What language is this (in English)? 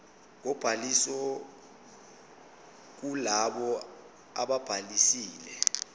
Zulu